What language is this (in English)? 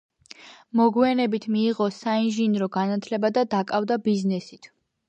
Georgian